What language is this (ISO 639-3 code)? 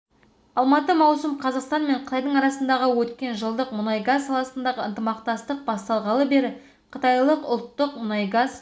kaz